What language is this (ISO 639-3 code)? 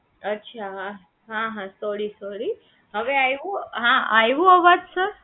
guj